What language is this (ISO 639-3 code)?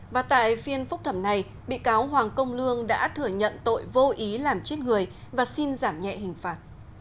vie